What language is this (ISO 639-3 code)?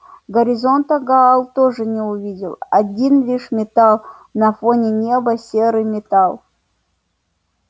rus